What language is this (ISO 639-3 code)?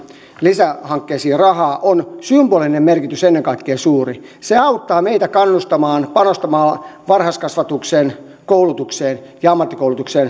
fin